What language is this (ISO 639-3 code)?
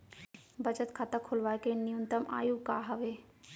hne